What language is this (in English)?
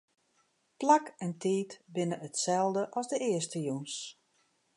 Western Frisian